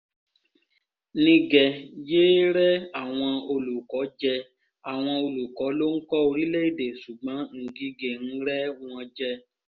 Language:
Yoruba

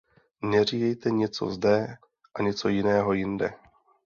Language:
Czech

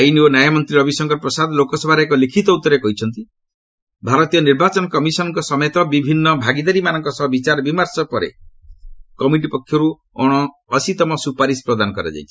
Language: Odia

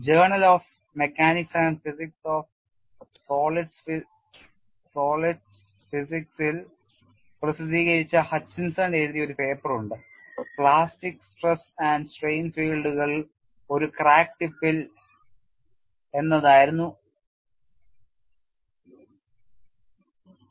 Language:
Malayalam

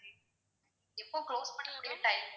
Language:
Tamil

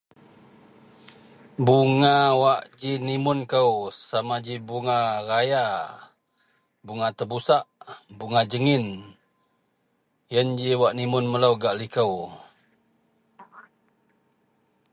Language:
Central Melanau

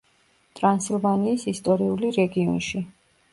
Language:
Georgian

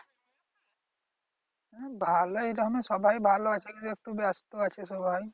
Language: Bangla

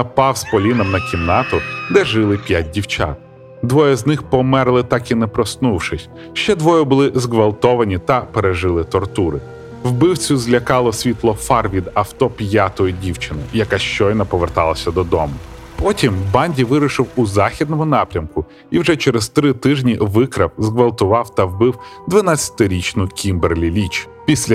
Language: Ukrainian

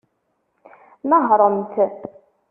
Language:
Kabyle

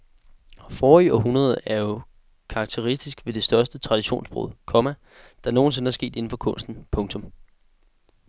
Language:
Danish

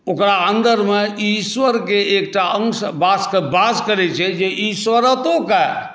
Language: Maithili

